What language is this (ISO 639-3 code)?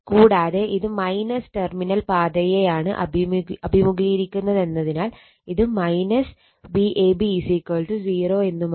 mal